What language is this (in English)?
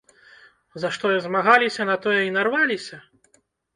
Belarusian